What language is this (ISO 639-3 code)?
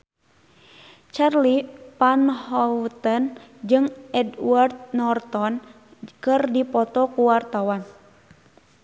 sun